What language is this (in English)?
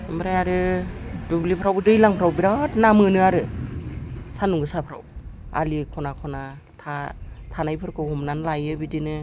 Bodo